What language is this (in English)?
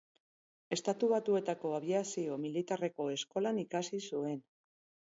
Basque